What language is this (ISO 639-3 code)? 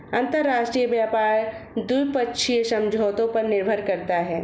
hin